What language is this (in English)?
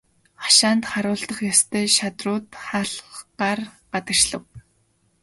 Mongolian